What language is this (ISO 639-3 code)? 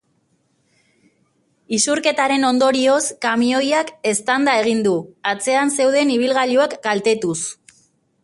eus